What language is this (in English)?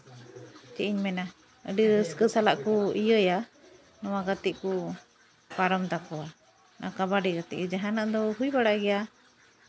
Santali